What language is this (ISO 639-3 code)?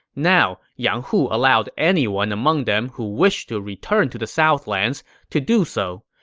eng